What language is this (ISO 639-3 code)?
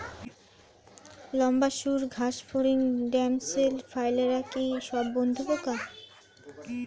ben